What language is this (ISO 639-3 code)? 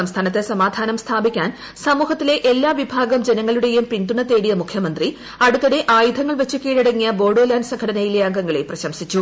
mal